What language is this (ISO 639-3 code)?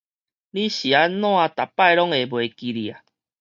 nan